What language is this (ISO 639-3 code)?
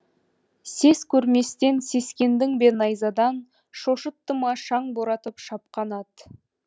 kaz